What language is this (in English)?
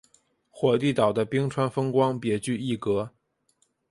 Chinese